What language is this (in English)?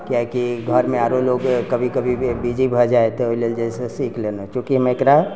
Maithili